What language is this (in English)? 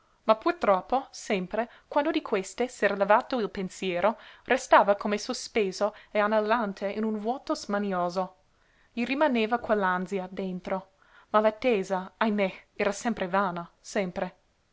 Italian